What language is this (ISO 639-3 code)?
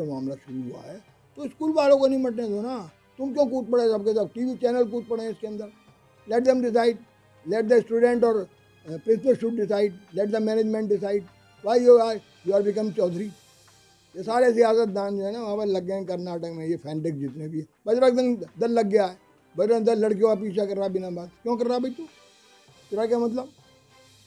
hin